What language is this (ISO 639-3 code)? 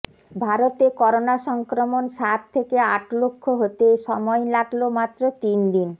ben